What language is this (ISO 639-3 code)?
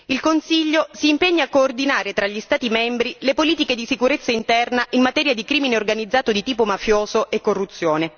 ita